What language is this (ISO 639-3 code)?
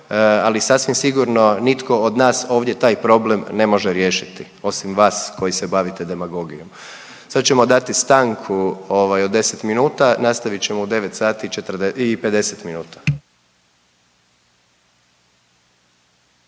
hrv